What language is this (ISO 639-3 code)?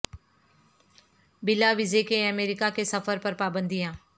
urd